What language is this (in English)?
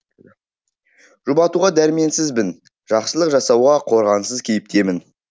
Kazakh